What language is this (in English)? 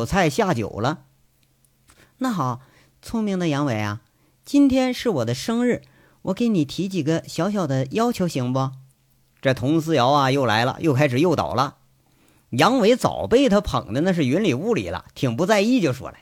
Chinese